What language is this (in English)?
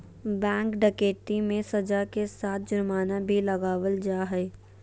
Magahi